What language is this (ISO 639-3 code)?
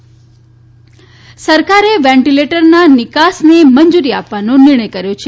guj